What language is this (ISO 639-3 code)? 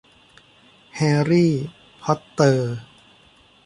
tha